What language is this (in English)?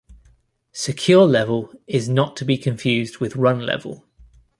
English